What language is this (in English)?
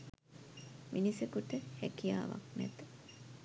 Sinhala